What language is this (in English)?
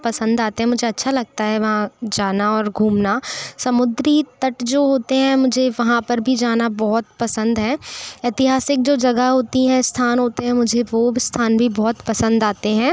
Hindi